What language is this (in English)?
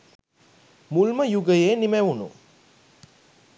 Sinhala